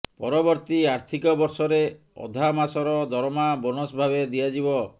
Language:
Odia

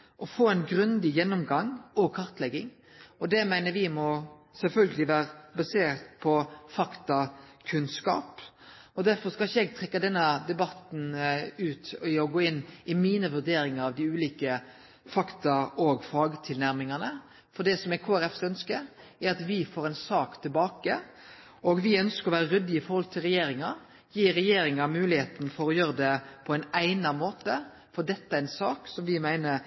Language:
Norwegian Nynorsk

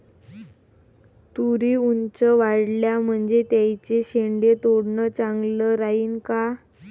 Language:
Marathi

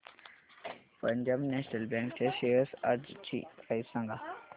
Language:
Marathi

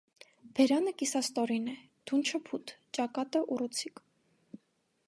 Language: Armenian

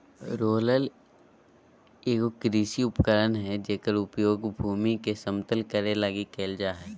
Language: Magahi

